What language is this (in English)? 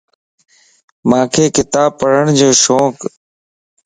Lasi